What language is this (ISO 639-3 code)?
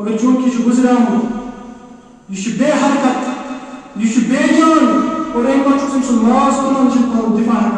ara